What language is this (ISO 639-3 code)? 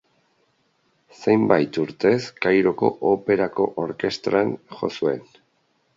eus